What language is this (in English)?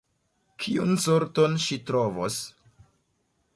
Esperanto